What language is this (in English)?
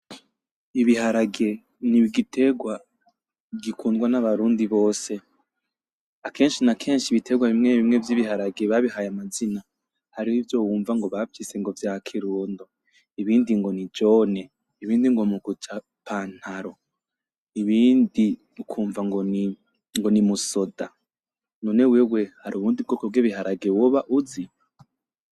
Rundi